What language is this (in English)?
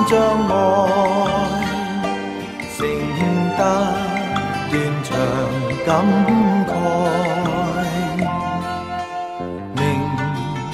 Thai